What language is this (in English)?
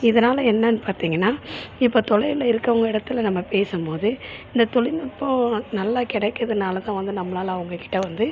Tamil